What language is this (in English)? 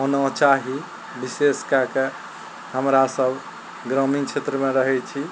Maithili